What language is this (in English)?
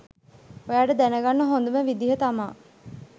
Sinhala